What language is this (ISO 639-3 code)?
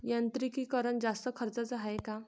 mar